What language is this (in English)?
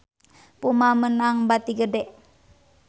Sundanese